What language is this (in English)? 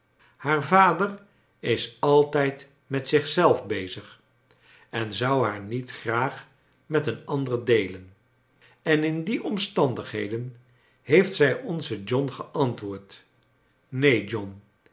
Dutch